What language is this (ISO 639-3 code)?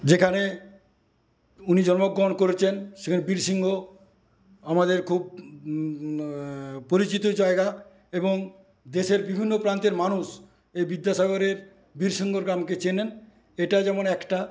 ben